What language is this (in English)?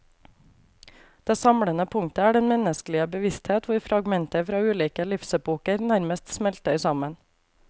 Norwegian